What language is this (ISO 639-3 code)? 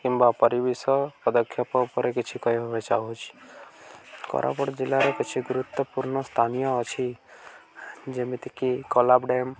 ori